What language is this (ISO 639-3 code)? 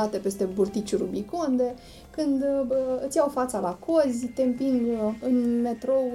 ron